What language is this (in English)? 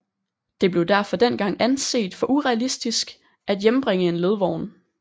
Danish